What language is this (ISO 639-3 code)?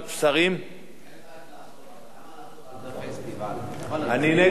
heb